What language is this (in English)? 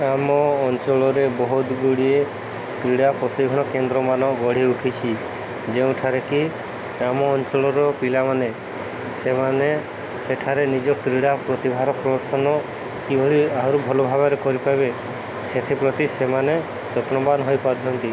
Odia